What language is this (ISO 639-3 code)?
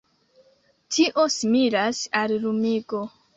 epo